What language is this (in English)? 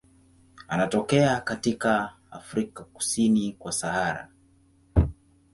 Swahili